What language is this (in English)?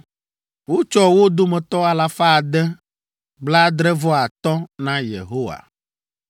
Ewe